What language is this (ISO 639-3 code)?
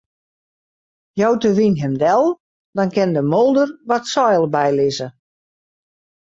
fry